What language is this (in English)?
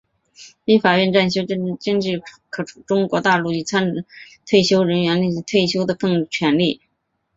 Chinese